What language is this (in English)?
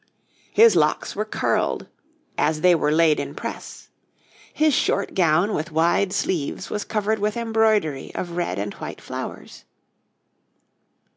English